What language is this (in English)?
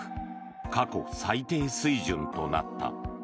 Japanese